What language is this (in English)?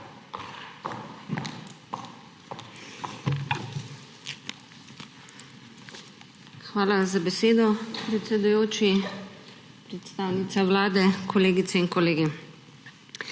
Slovenian